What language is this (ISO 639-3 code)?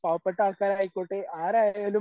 mal